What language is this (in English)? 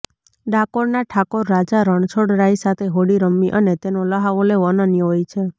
Gujarati